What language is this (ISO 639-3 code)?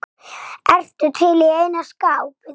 isl